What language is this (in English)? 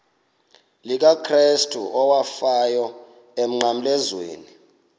Xhosa